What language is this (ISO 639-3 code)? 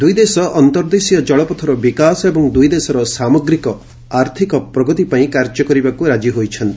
ori